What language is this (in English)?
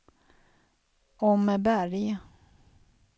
Swedish